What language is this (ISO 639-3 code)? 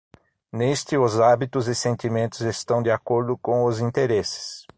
por